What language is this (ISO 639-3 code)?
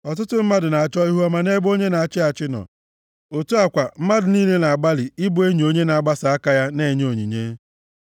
ibo